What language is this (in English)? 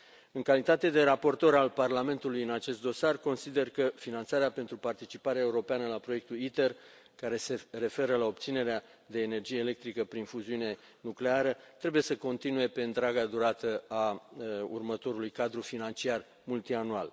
Romanian